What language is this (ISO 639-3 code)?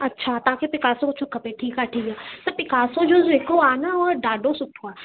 snd